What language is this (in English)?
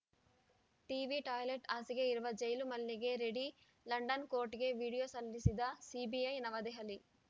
Kannada